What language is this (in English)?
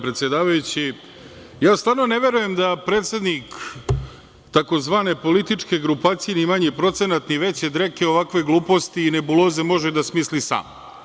Serbian